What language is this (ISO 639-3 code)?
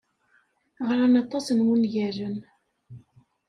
kab